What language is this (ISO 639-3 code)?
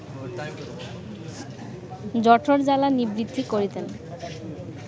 ben